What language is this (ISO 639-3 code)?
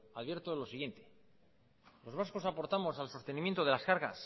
spa